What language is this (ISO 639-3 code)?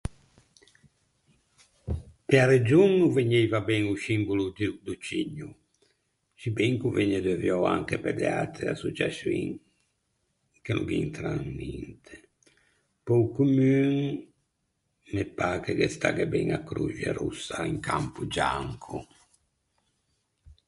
lij